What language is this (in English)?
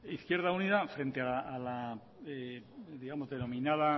Spanish